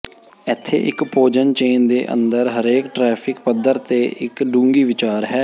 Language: Punjabi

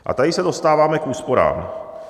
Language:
Czech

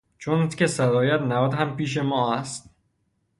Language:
Persian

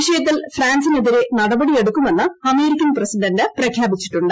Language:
Malayalam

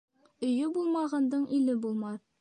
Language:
Bashkir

